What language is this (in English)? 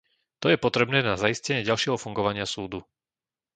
Slovak